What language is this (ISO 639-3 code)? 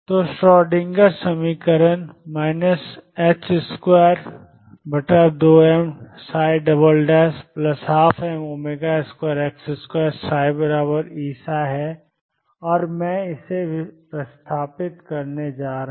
hin